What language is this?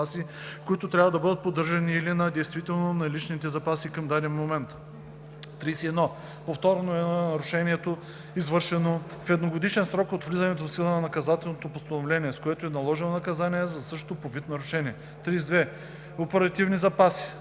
Bulgarian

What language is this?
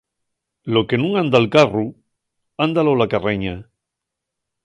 Asturian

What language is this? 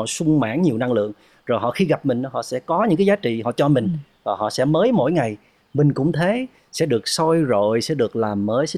Vietnamese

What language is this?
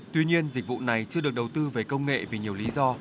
Vietnamese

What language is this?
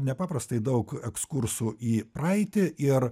Lithuanian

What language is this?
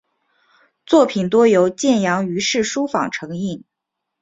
Chinese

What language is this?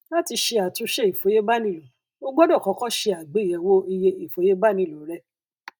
Yoruba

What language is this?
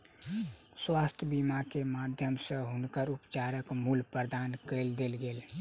Maithili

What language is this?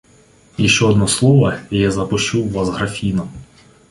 Russian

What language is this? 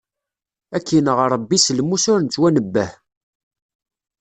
Kabyle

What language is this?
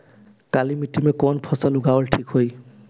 Bhojpuri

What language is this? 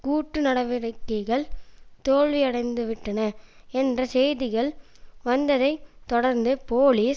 Tamil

